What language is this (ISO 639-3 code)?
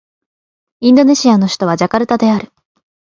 jpn